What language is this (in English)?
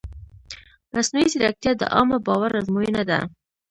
Pashto